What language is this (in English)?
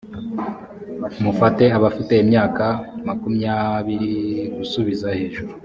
Kinyarwanda